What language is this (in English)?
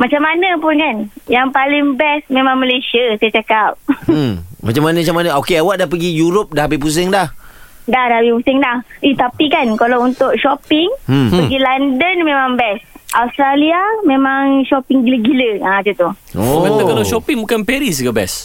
Malay